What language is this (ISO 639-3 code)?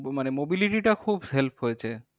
ben